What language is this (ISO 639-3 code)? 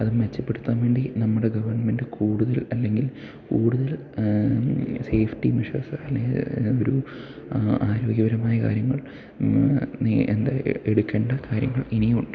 mal